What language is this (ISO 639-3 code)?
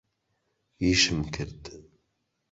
ckb